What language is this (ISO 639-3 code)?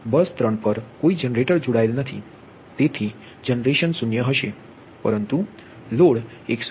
guj